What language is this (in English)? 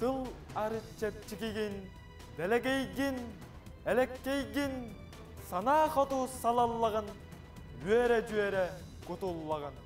Turkish